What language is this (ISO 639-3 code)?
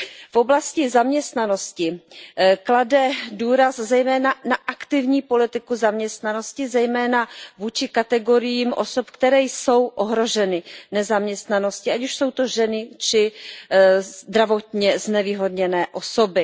ces